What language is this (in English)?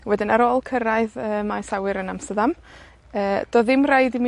Welsh